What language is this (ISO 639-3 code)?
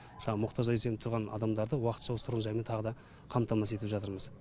kaz